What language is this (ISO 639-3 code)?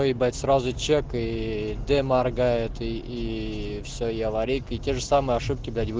rus